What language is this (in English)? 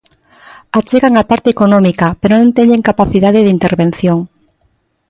Galician